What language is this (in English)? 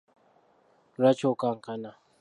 Ganda